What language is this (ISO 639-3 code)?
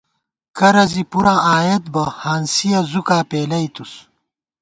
gwt